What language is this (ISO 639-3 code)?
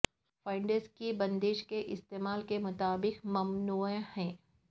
urd